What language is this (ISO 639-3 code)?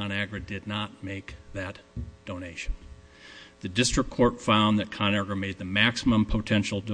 eng